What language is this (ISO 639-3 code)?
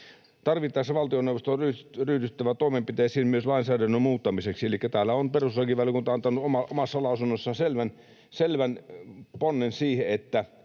fin